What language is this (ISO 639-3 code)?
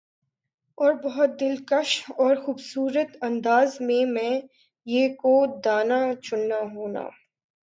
urd